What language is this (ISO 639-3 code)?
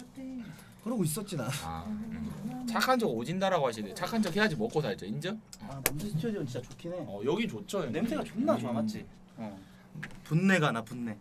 kor